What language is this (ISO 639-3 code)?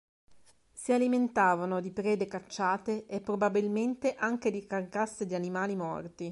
ita